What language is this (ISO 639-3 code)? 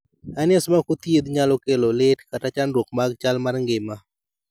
luo